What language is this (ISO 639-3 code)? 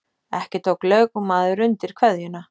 isl